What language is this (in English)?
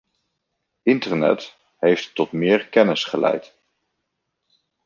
Dutch